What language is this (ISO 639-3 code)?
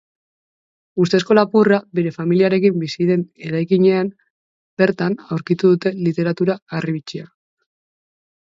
eus